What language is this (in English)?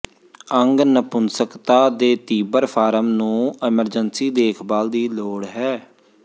Punjabi